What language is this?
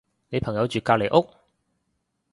Cantonese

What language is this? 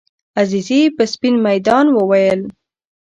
Pashto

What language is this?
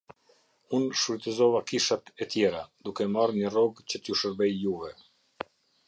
Albanian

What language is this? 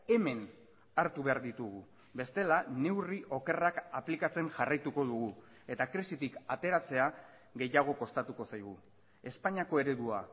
Basque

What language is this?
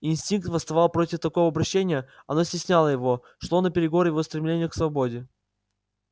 Russian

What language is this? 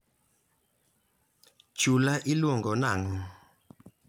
Luo (Kenya and Tanzania)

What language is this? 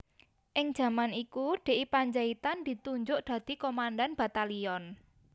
Javanese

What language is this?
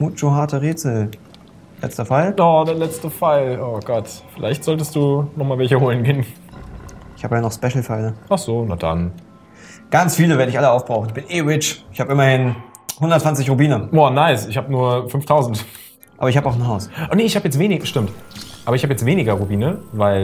German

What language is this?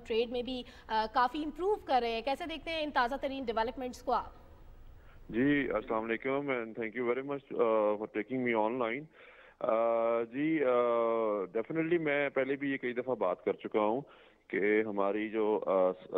Hindi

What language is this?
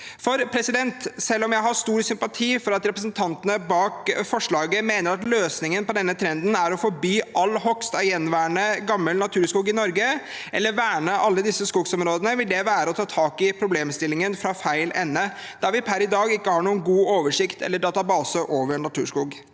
Norwegian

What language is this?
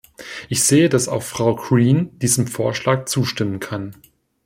German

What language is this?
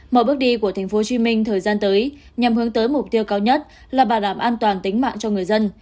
Vietnamese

